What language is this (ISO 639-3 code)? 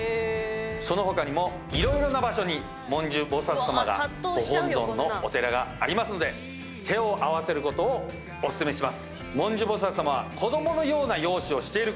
jpn